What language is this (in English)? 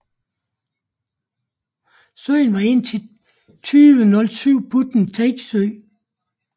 Danish